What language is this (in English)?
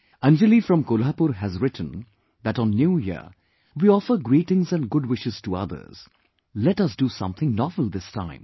English